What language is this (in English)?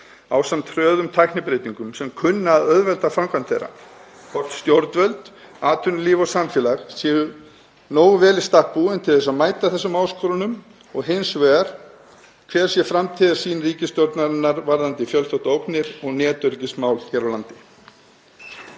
Icelandic